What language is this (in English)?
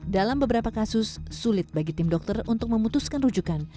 Indonesian